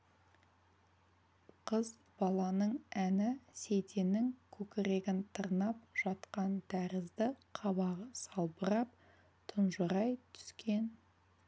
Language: Kazakh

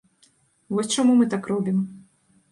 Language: Belarusian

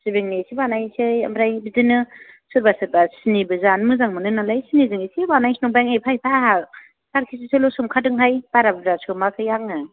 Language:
Bodo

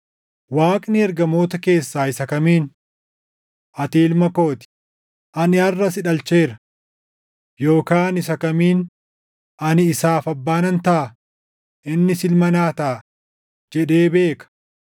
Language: Oromo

